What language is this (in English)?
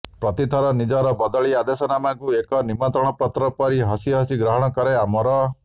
Odia